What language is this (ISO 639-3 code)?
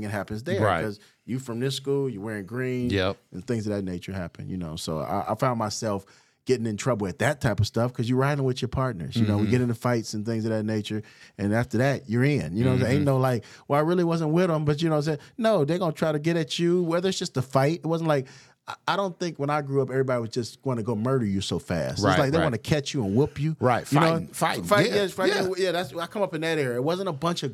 eng